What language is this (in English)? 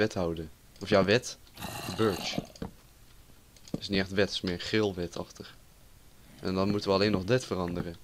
Dutch